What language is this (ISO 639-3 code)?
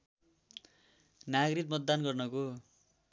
nep